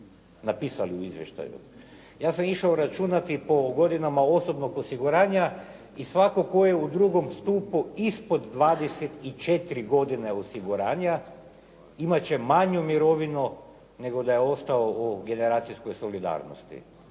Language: Croatian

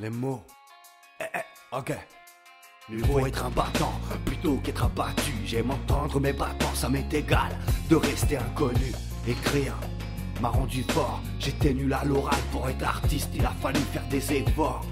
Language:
French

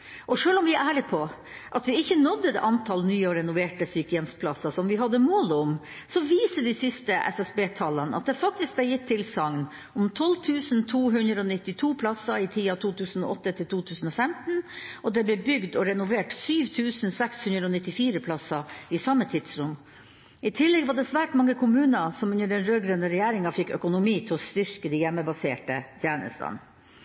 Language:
Norwegian Bokmål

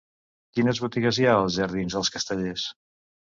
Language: Catalan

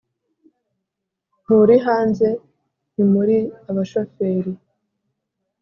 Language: Kinyarwanda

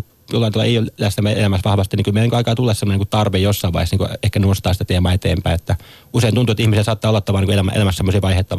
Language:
Finnish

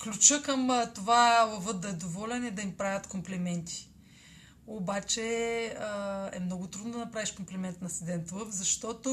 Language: Bulgarian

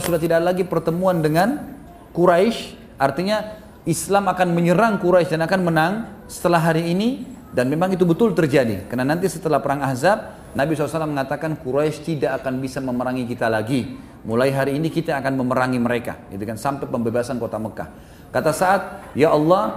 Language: Indonesian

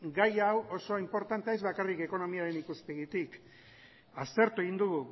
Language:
Basque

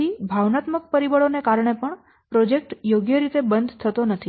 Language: Gujarati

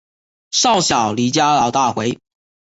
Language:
Chinese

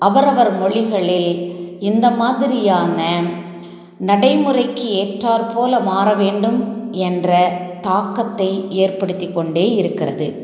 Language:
Tamil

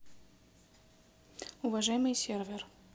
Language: Russian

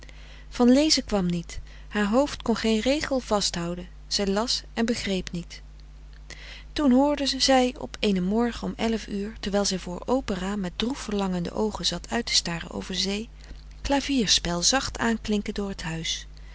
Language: Dutch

